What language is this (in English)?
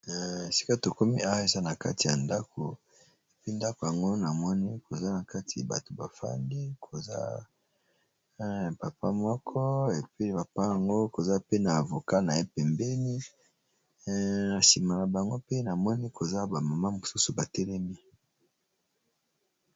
Lingala